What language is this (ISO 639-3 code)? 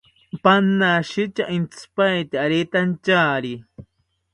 cpy